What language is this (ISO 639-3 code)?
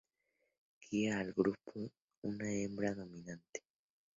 spa